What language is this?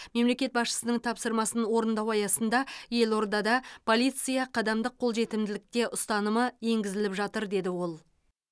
Kazakh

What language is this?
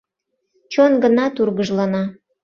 Mari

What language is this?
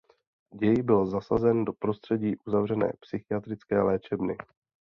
Czech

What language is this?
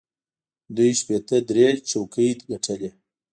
Pashto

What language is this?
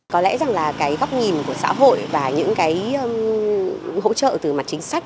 Vietnamese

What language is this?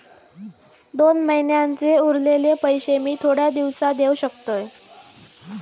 Marathi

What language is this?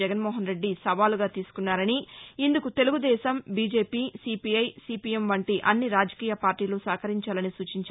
Telugu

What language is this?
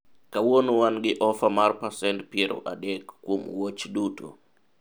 Luo (Kenya and Tanzania)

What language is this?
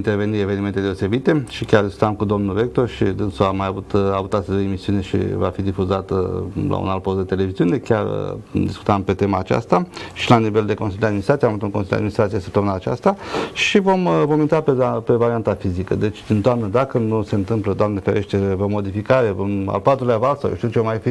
Romanian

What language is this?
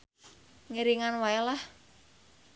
Sundanese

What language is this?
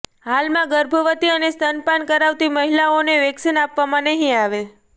Gujarati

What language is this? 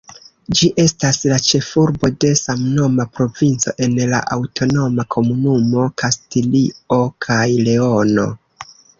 Esperanto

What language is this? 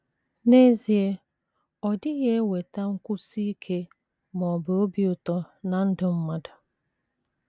Igbo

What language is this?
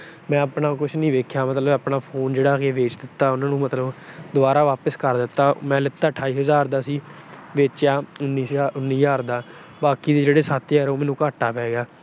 Punjabi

